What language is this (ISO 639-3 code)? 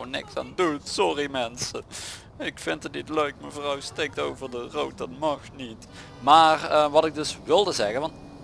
nld